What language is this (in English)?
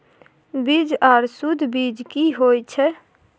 Maithili